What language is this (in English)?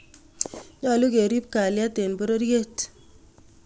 Kalenjin